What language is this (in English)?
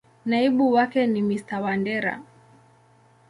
Swahili